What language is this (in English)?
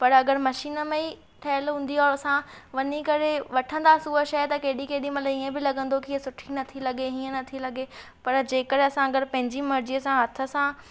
Sindhi